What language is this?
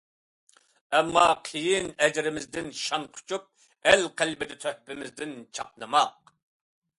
Uyghur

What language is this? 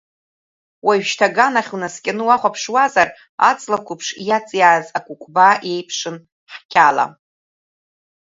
Abkhazian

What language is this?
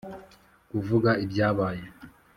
Kinyarwanda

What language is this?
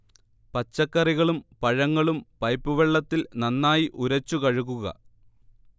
Malayalam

